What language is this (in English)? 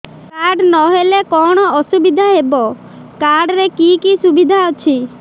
Odia